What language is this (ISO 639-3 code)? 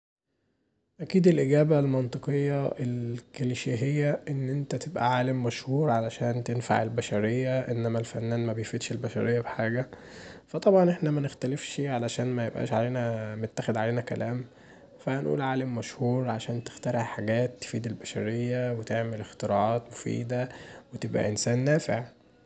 arz